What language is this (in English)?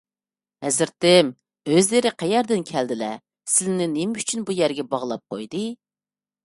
Uyghur